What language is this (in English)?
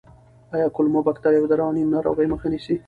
Pashto